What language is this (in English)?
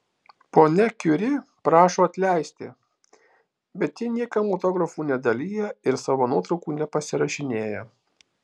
Lithuanian